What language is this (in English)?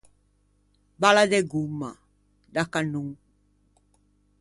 Ligurian